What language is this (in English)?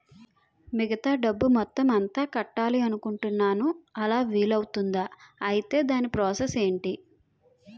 Telugu